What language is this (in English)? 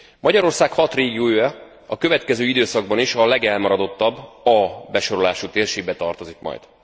Hungarian